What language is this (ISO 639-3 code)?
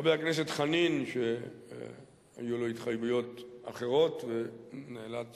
heb